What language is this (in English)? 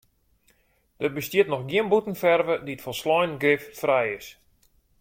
Western Frisian